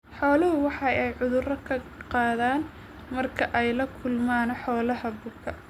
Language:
Somali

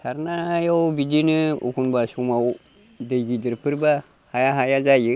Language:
Bodo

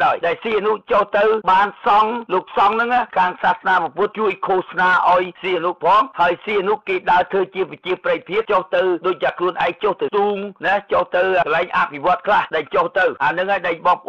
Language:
Thai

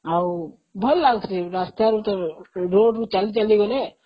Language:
Odia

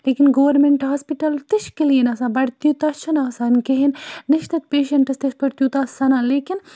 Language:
Kashmiri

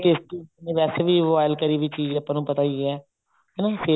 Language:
Punjabi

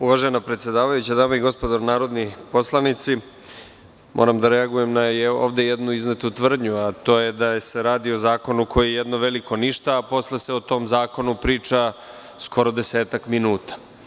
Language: Serbian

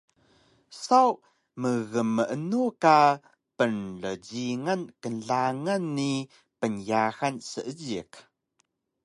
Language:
Taroko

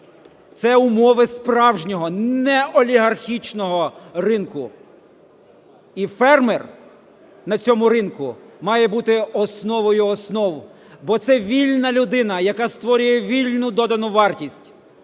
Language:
Ukrainian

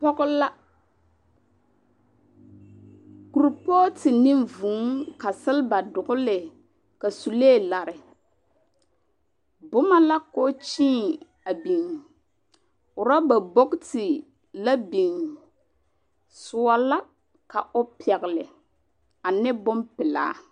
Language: Southern Dagaare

